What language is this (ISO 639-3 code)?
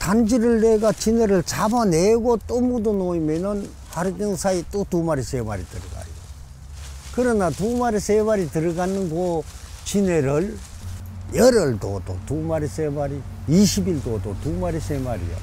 kor